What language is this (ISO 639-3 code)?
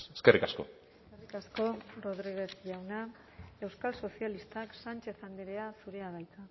eus